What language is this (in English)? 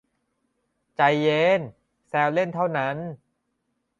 Thai